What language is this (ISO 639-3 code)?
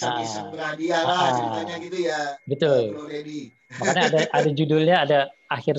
ind